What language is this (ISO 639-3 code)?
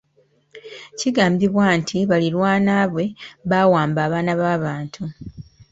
lug